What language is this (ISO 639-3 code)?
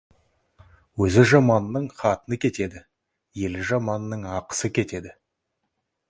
kaz